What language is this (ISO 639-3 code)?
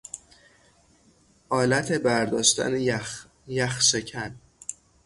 fas